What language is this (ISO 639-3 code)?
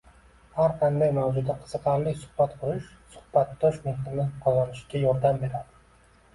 uzb